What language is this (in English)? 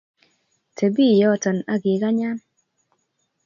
Kalenjin